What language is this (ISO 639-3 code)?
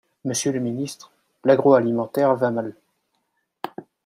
fra